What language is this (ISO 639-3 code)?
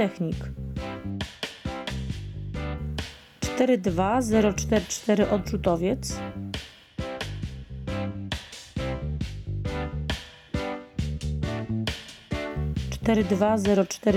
pol